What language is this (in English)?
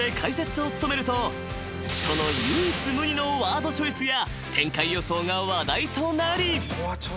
Japanese